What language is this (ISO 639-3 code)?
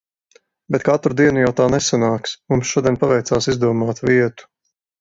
lav